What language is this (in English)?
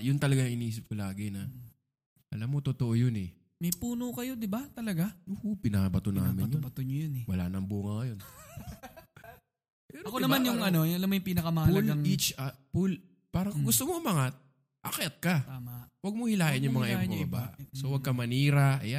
Filipino